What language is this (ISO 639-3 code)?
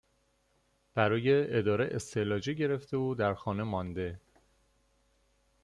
fas